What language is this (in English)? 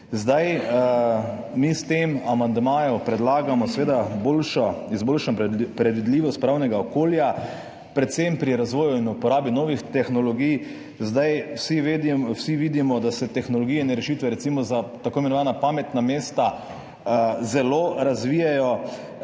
Slovenian